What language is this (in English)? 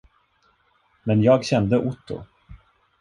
Swedish